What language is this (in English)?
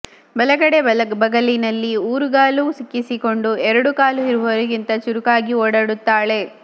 Kannada